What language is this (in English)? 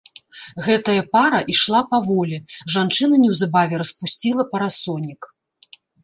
Belarusian